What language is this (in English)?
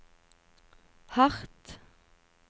Norwegian